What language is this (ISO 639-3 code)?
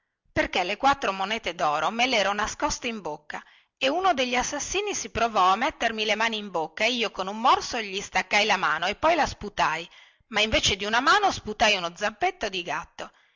ita